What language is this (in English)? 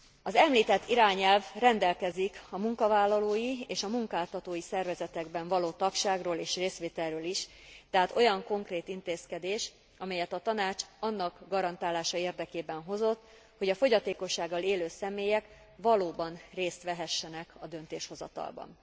Hungarian